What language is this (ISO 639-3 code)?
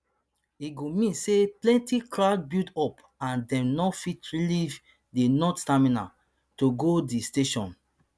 pcm